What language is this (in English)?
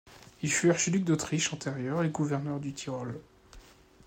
French